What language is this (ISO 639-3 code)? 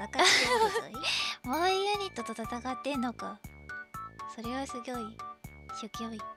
jpn